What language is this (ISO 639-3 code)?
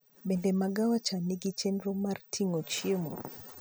luo